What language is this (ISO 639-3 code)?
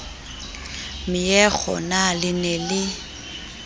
sot